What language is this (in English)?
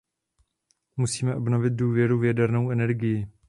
Czech